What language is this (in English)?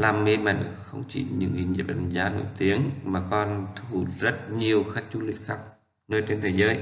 Vietnamese